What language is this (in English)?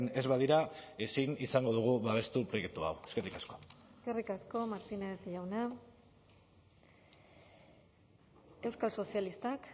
Basque